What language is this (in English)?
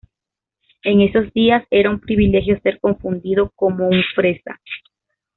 Spanish